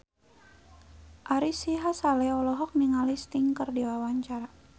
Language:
Sundanese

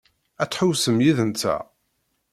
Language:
Kabyle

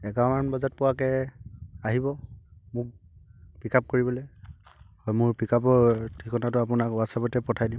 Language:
Assamese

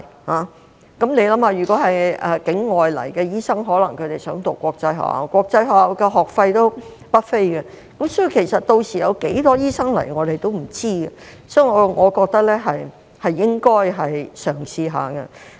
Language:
Cantonese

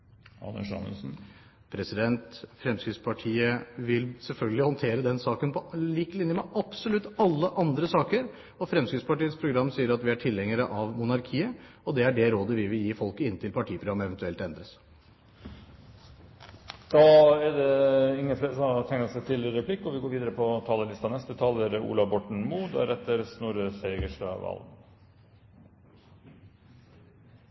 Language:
Norwegian Bokmål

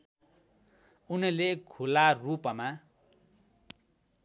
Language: Nepali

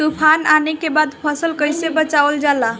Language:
Bhojpuri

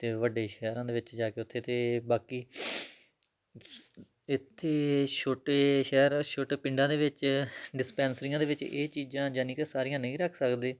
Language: Punjabi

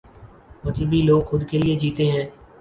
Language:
Urdu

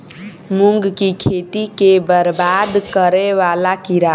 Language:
Maithili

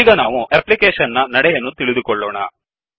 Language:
Kannada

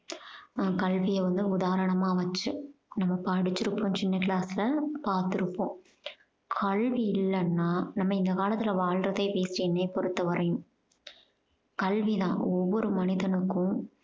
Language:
Tamil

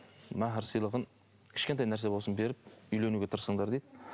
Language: Kazakh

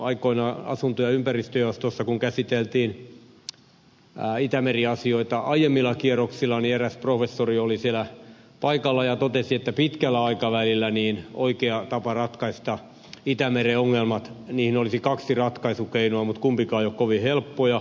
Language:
Finnish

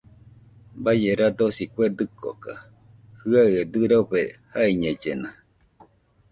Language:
Nüpode Huitoto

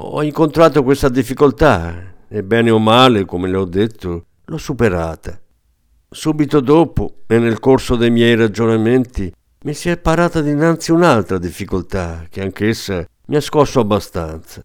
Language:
Italian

